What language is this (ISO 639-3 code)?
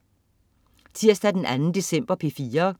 dan